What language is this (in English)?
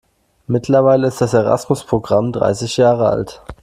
German